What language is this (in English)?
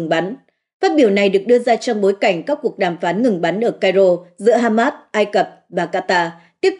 Vietnamese